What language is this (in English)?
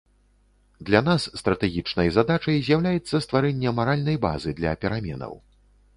Belarusian